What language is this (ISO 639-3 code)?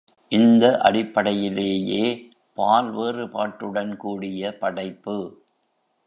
tam